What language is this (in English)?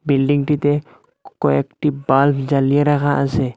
Bangla